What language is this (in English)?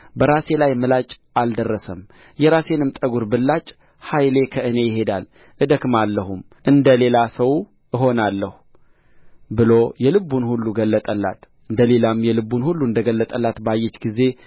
Amharic